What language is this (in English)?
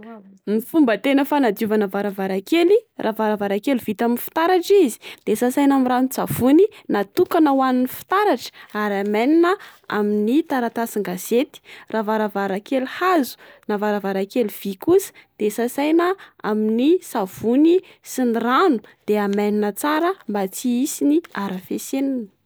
Malagasy